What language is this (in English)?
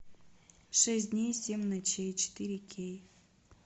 Russian